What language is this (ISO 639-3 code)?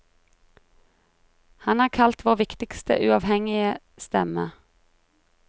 nor